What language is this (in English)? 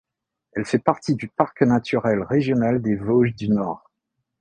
French